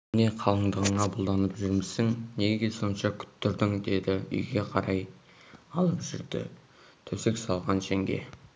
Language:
Kazakh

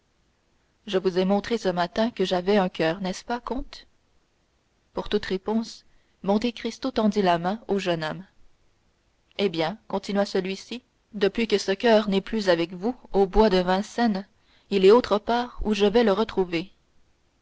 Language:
French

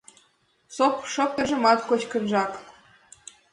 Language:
Mari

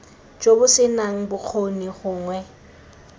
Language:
Tswana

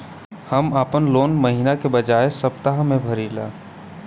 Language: Bhojpuri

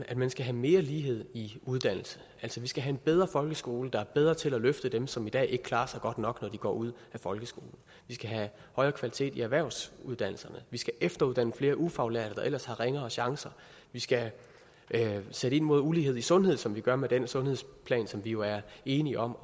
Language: Danish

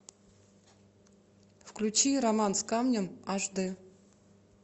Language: Russian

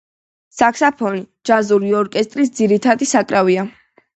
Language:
Georgian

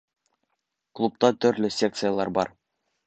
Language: Bashkir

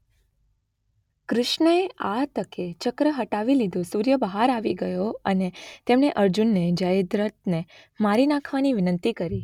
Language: Gujarati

